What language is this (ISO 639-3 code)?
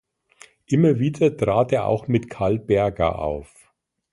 deu